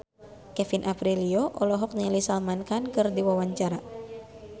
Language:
Sundanese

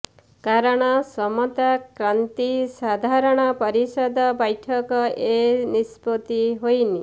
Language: Odia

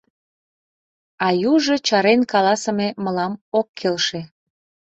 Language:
Mari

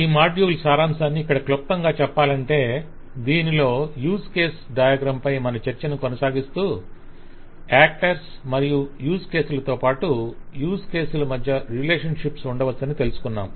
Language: Telugu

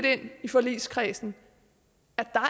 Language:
Danish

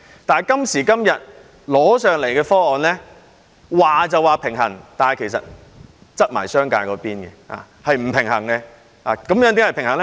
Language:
Cantonese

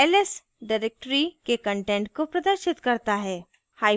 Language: Hindi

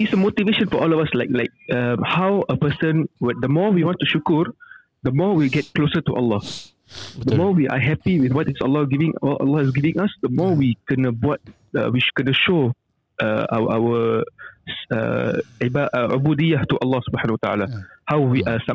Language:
Malay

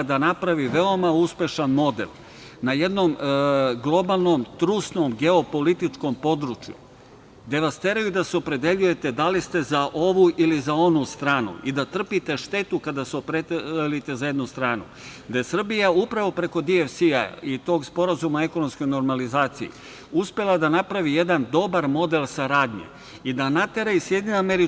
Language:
Serbian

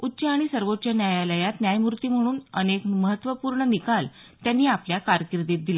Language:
Marathi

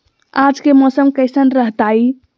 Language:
Magahi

